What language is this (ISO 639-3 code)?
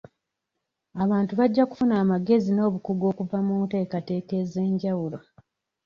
lug